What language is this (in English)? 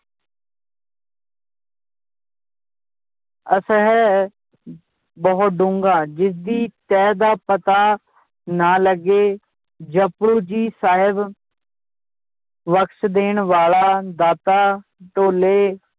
Punjabi